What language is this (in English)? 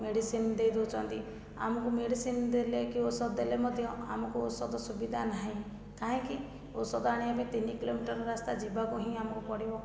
Odia